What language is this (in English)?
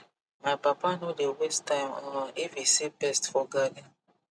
Nigerian Pidgin